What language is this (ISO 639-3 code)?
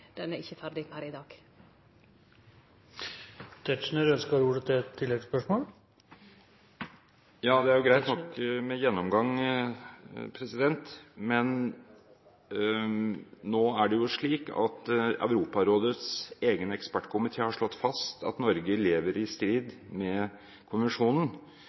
nor